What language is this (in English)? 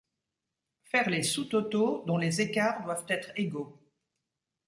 French